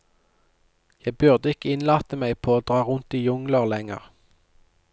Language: Norwegian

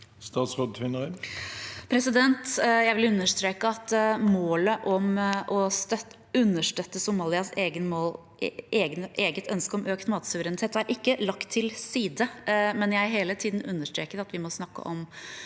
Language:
Norwegian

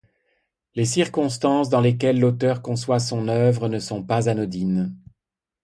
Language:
French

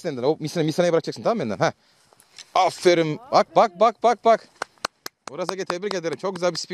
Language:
Turkish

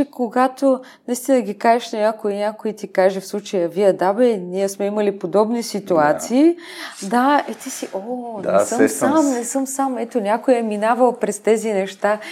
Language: Bulgarian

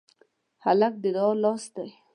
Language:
Pashto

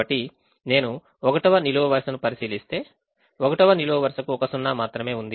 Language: Telugu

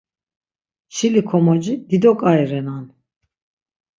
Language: Laz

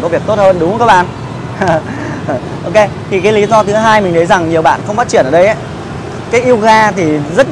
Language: Vietnamese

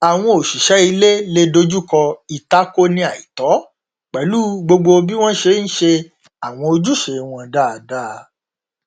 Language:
Yoruba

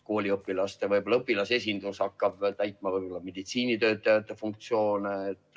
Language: Estonian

